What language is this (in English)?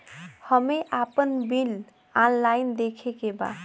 Bhojpuri